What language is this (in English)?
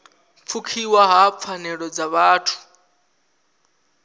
Venda